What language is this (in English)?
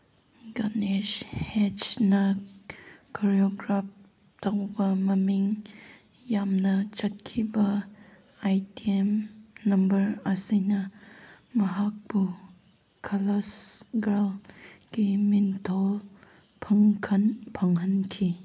Manipuri